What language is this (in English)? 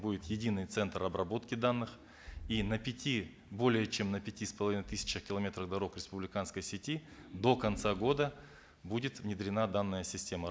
Kazakh